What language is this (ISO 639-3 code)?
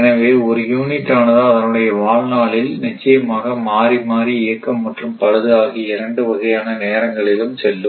tam